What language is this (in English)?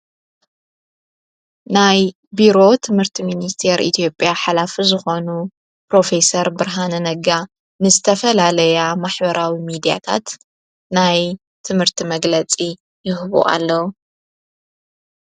Tigrinya